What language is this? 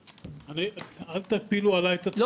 Hebrew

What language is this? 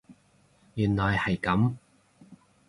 Cantonese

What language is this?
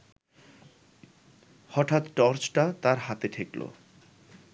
Bangla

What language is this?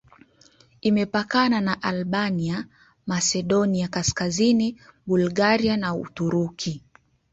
Swahili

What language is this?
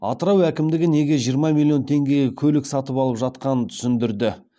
Kazakh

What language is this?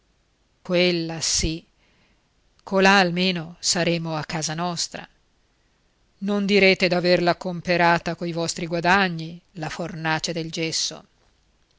Italian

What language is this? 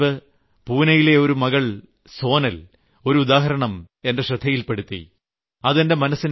Malayalam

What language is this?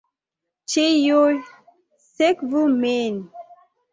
Esperanto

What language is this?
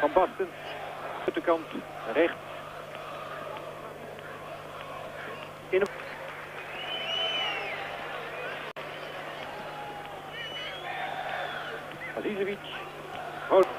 Dutch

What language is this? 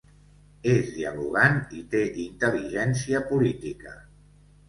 Catalan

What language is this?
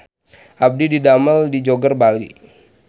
Sundanese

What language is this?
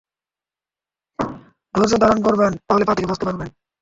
Bangla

